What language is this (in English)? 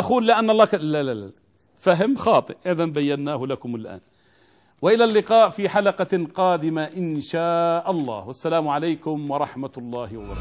Arabic